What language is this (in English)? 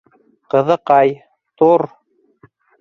Bashkir